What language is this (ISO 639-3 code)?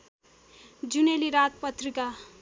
nep